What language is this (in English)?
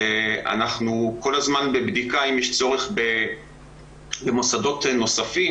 Hebrew